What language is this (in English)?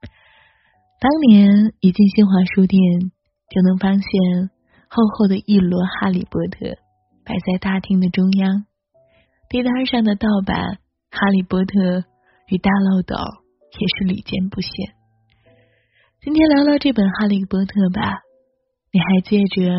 Chinese